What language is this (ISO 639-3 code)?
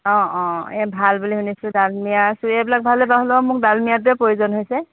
asm